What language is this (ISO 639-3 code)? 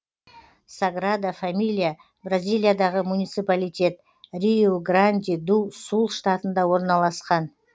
kaz